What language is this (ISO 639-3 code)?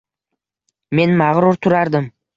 uzb